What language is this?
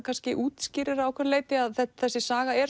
Icelandic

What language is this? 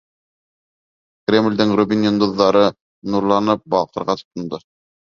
Bashkir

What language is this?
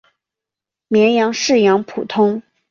Chinese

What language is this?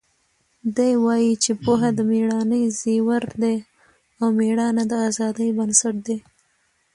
Pashto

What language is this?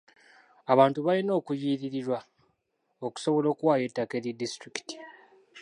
Ganda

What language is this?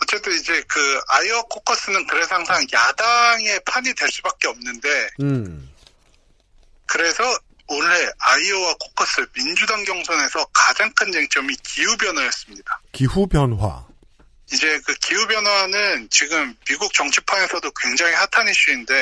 Korean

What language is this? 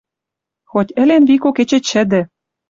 Western Mari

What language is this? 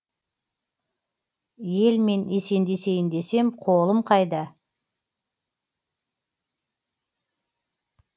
Kazakh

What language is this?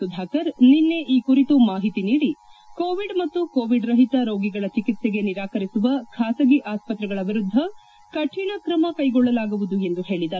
Kannada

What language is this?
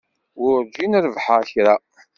Kabyle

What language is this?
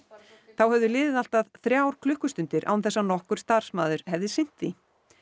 Icelandic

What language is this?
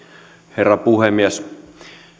Finnish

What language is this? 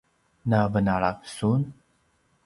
Paiwan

